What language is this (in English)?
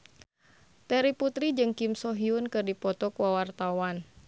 Sundanese